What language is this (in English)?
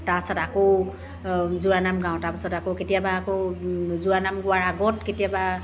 Assamese